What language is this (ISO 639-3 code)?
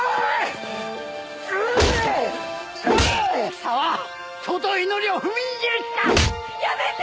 jpn